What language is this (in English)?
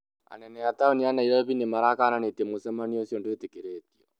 Kikuyu